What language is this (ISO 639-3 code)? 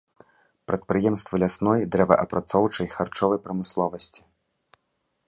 bel